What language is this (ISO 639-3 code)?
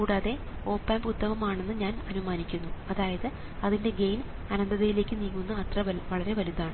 mal